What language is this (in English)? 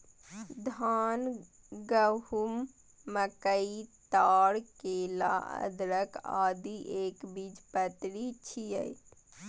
Maithili